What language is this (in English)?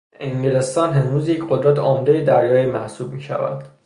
Persian